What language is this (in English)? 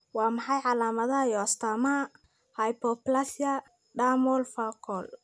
Somali